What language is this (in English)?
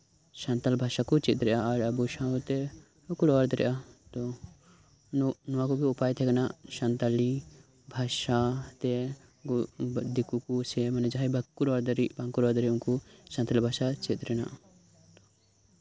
Santali